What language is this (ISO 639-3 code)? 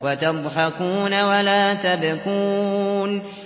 ara